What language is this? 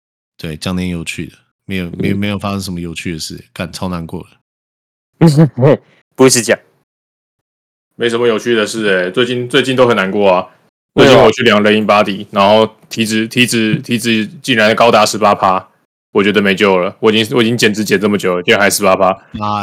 Chinese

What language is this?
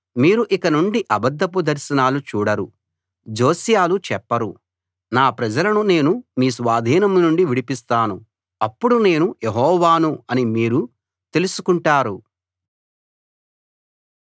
Telugu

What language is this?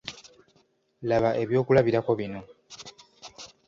Ganda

